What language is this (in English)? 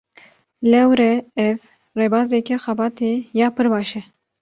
Kurdish